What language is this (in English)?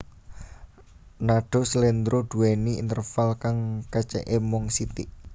Javanese